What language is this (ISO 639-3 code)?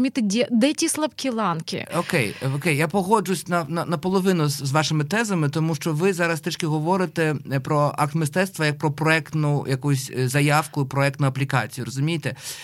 ukr